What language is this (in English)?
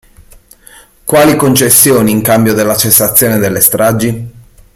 Italian